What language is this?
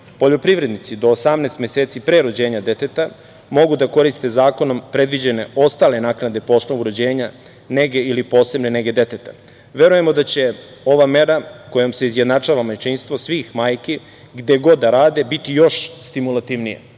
Serbian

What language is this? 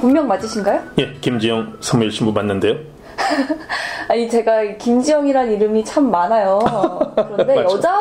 Korean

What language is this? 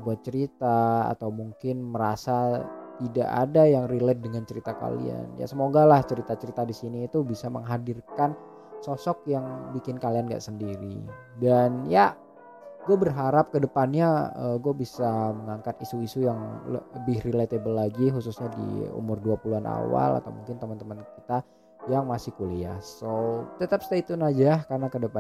Indonesian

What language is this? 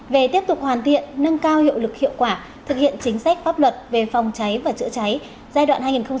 Vietnamese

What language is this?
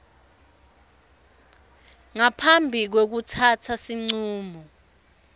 Swati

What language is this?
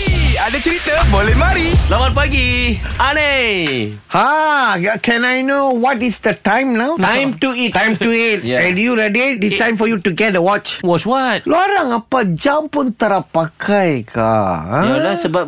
Malay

